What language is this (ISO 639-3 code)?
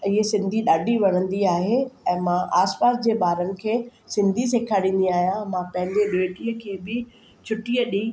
snd